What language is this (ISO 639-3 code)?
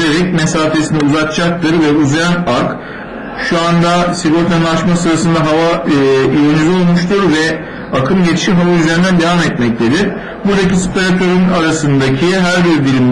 tur